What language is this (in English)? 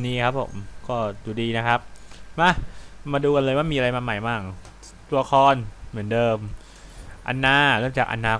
Thai